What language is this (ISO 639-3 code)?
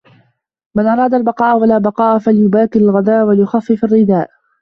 ara